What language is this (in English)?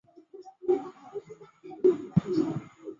Chinese